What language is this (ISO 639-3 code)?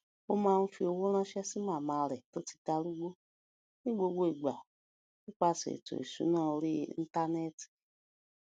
yor